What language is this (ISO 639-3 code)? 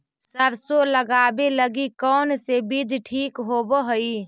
mag